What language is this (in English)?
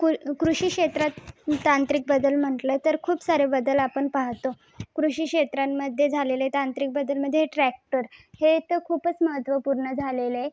Marathi